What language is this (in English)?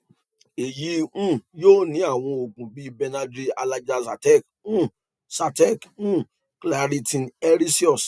Yoruba